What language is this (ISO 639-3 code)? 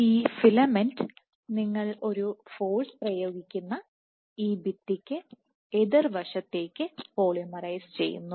mal